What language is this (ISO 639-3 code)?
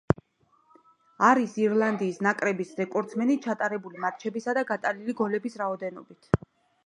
kat